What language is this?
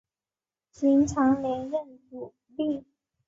Chinese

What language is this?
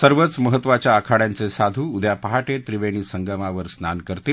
Marathi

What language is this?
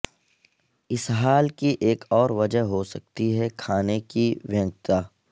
Urdu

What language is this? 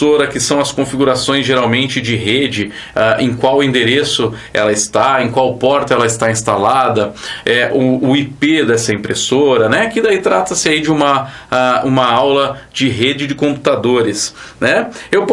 Portuguese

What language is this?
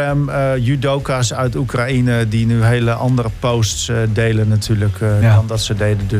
Dutch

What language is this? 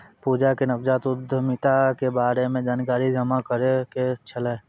Maithili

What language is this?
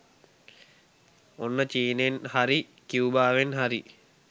Sinhala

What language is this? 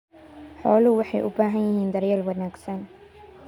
Somali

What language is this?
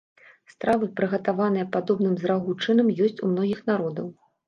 Belarusian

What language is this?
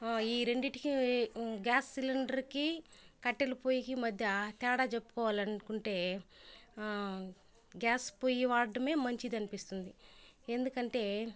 Telugu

